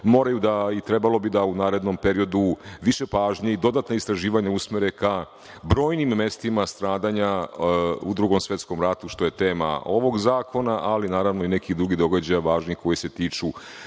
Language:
Serbian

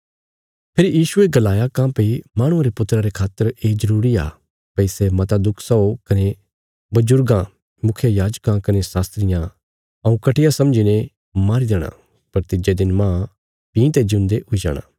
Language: Bilaspuri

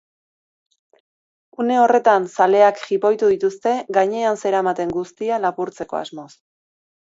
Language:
Basque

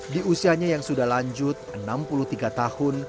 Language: Indonesian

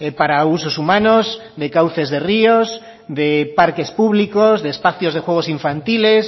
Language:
Spanish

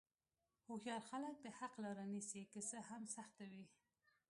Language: Pashto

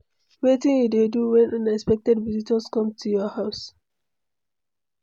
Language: Nigerian Pidgin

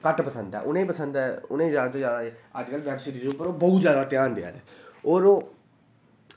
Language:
Dogri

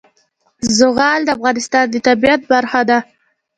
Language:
Pashto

